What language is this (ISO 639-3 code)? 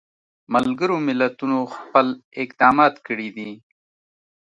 pus